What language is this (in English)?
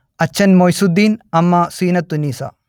Malayalam